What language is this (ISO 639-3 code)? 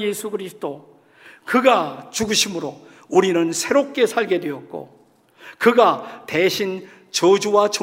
kor